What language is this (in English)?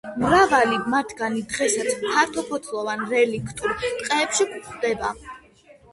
Georgian